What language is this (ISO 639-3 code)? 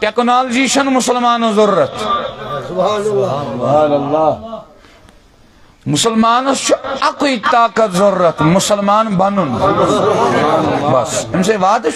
tur